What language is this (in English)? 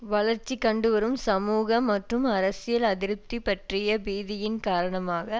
Tamil